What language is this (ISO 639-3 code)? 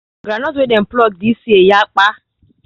pcm